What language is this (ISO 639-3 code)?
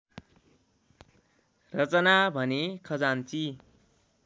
nep